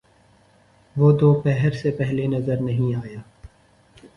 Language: Urdu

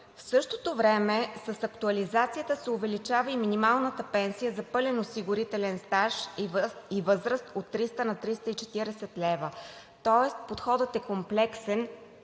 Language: Bulgarian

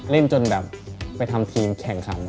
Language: Thai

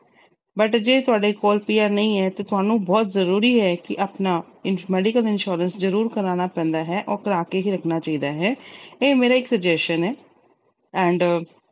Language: Punjabi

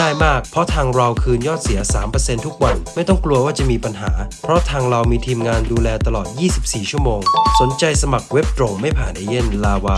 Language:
Thai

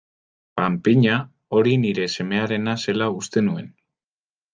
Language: Basque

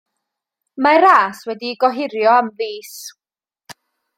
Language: Welsh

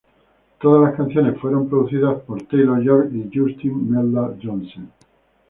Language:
Spanish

